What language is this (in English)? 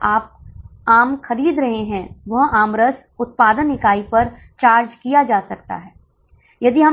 Hindi